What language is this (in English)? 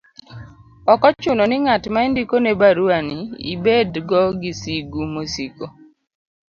Luo (Kenya and Tanzania)